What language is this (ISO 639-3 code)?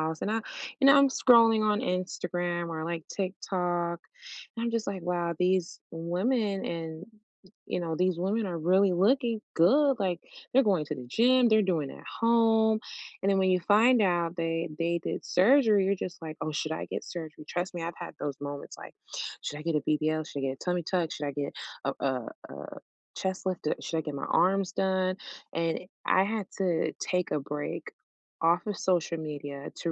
eng